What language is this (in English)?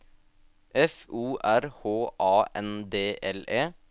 Norwegian